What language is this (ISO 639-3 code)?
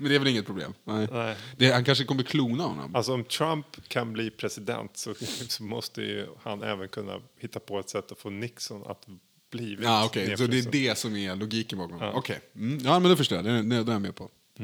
swe